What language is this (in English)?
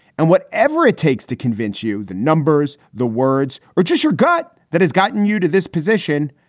English